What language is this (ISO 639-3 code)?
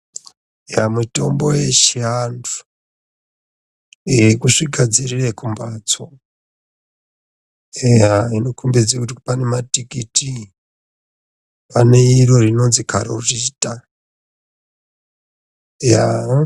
ndc